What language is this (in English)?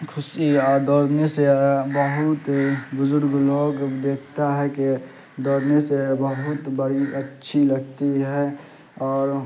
Urdu